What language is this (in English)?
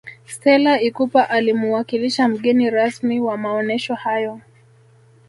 Swahili